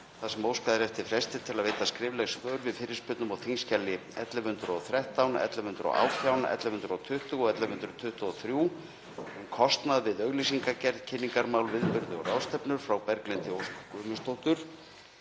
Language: Icelandic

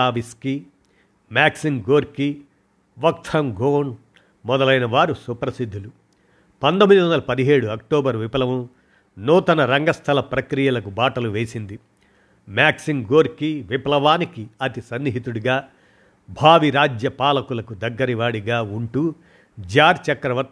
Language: Telugu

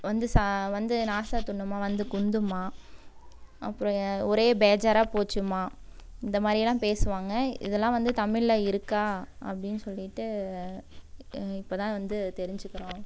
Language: Tamil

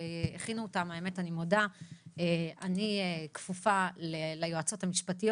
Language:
Hebrew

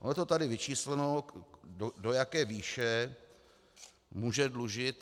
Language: Czech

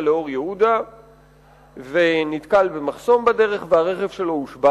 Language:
Hebrew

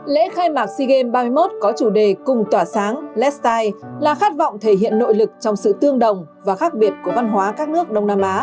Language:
Vietnamese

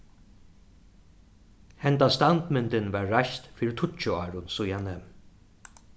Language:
Faroese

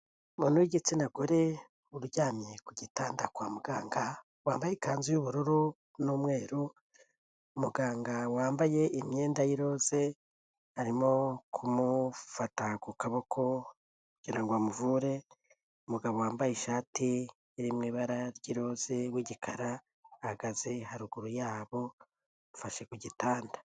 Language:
Kinyarwanda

